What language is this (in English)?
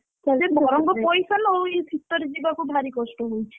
Odia